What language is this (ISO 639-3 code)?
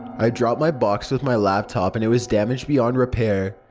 eng